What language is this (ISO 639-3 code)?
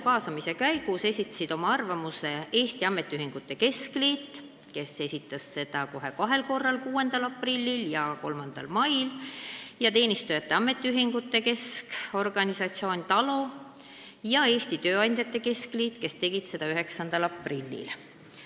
est